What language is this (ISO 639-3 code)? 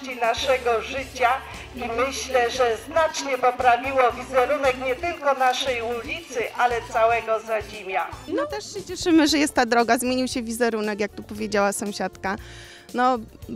pol